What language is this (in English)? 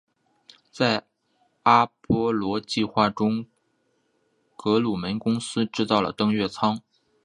Chinese